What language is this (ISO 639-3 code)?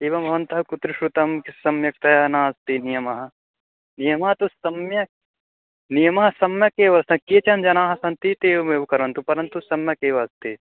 san